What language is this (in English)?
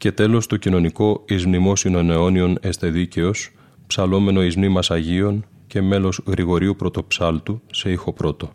Greek